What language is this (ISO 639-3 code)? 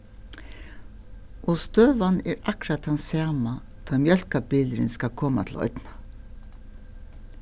fao